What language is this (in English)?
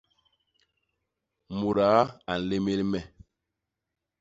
Basaa